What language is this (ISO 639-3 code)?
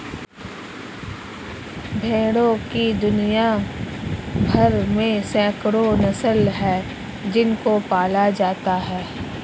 hin